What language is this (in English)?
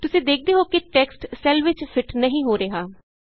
Punjabi